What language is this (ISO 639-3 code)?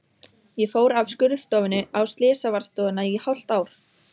isl